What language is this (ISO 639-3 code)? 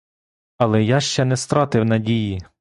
ukr